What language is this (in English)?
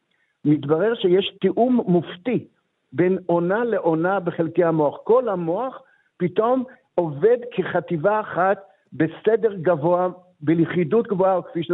Hebrew